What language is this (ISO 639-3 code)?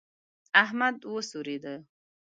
pus